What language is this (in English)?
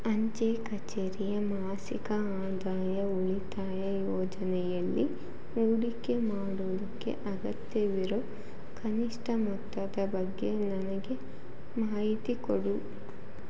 Kannada